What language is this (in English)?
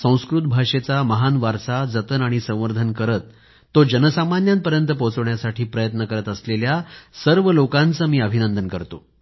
Marathi